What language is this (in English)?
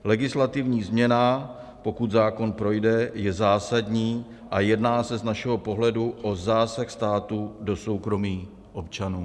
Czech